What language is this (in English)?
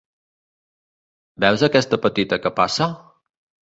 Catalan